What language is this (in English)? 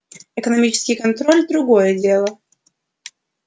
Russian